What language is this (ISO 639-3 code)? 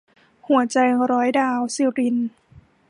tha